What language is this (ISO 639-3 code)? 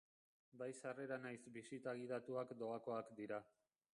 eus